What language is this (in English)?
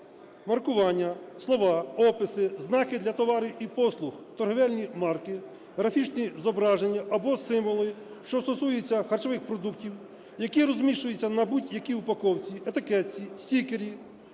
Ukrainian